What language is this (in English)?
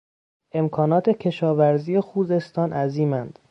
Persian